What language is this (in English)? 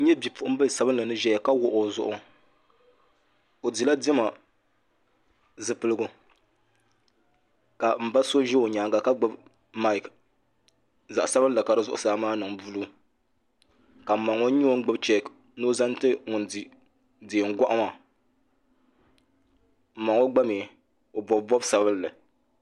Dagbani